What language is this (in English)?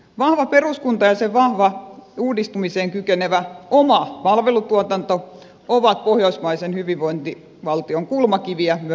Finnish